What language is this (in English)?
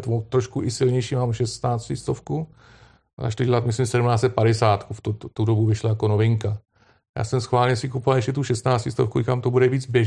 Czech